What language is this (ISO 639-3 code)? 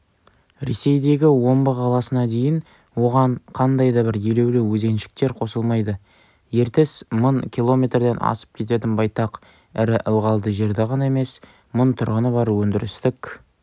kaz